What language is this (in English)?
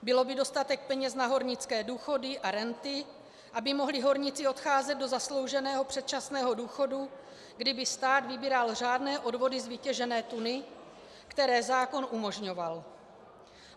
Czech